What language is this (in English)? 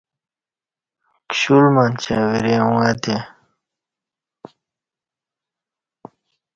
Kati